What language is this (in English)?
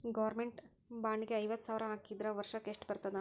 Kannada